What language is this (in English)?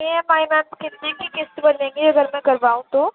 Urdu